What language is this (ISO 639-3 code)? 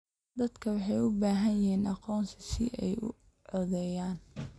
som